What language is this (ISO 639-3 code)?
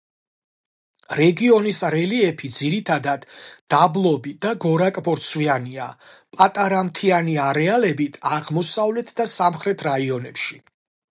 kat